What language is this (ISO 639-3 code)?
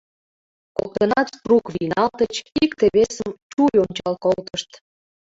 chm